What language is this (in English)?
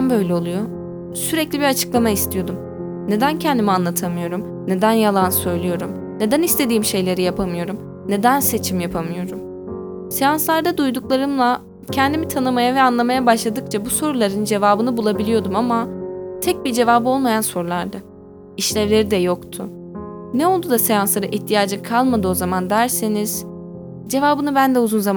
Turkish